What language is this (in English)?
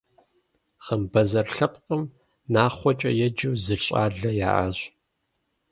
Kabardian